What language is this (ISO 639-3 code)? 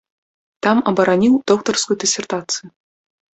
bel